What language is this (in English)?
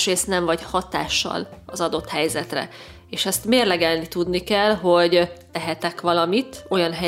Hungarian